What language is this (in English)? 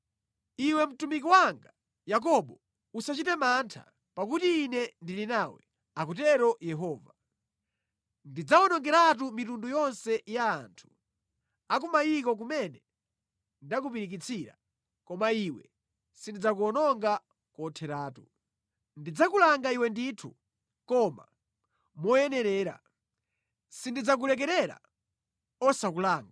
Nyanja